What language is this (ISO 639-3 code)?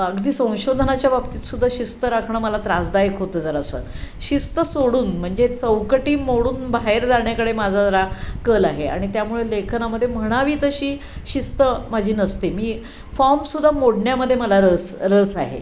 mar